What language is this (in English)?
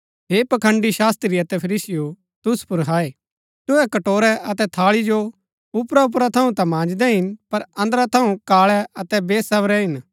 Gaddi